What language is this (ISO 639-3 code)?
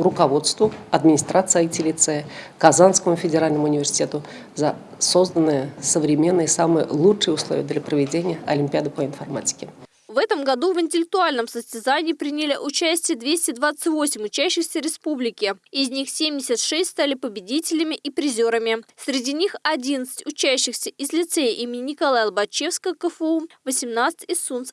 rus